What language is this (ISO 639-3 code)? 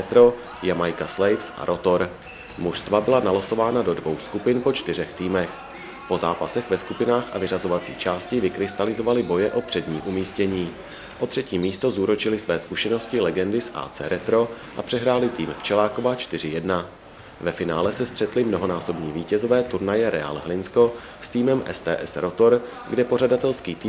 ces